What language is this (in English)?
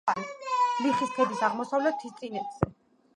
Georgian